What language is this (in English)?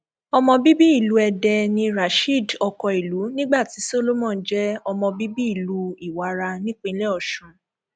Yoruba